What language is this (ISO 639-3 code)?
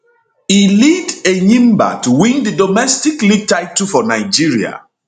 pcm